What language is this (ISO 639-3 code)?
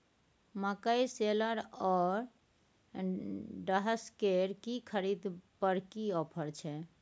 mai